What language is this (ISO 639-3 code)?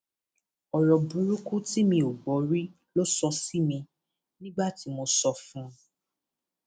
yor